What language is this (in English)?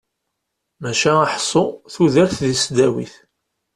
Kabyle